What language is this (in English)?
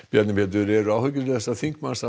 Icelandic